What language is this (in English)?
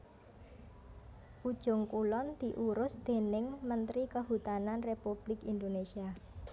Javanese